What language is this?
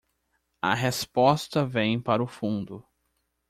Portuguese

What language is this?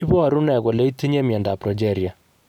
Kalenjin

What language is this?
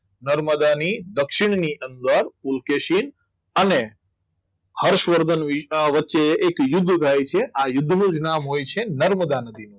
Gujarati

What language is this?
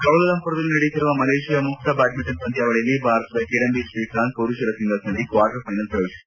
Kannada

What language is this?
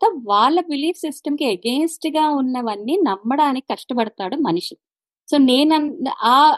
Telugu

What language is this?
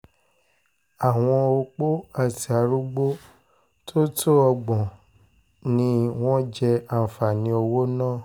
Yoruba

